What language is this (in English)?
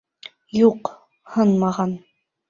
Bashkir